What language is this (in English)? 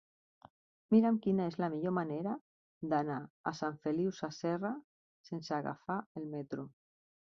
Catalan